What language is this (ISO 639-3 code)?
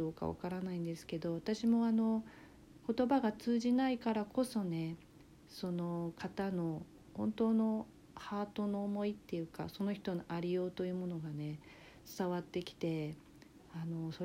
jpn